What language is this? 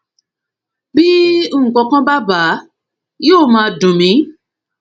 Yoruba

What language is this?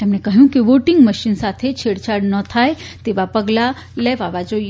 Gujarati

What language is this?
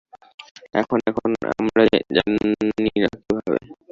Bangla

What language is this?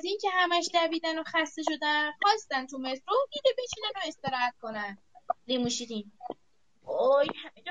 Persian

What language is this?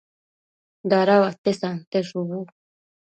Matsés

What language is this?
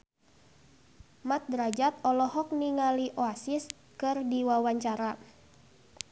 Sundanese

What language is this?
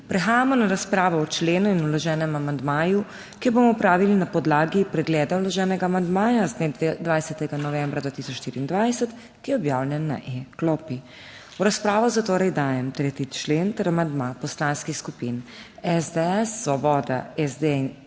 Slovenian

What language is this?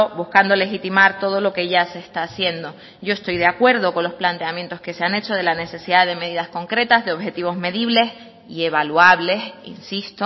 Spanish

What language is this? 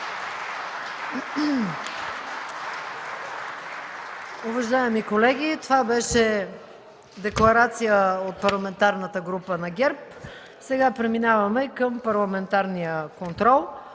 Bulgarian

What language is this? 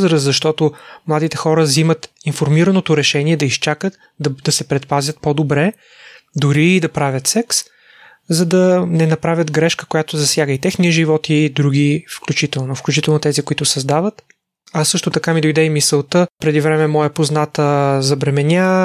Bulgarian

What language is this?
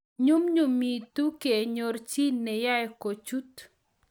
Kalenjin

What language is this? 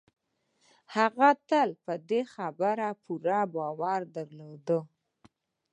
Pashto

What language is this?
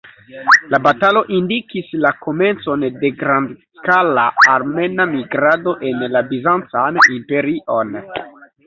Esperanto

